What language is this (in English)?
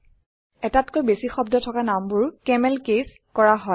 Assamese